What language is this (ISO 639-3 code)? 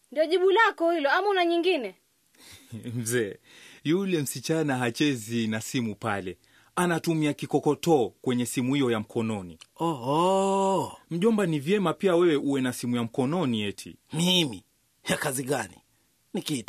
swa